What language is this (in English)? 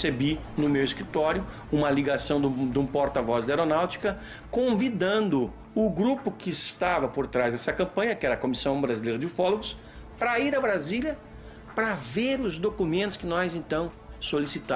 Portuguese